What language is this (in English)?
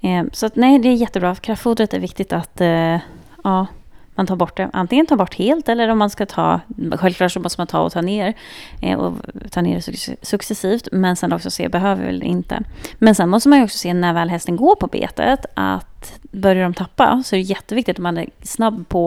Swedish